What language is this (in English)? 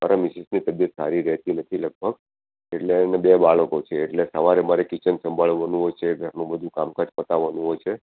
Gujarati